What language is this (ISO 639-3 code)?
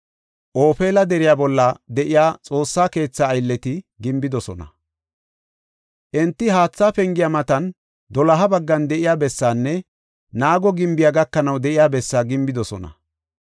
gof